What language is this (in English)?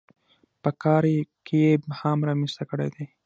Pashto